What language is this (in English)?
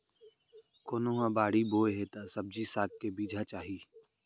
Chhattisgarhi